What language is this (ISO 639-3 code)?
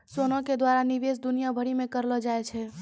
mai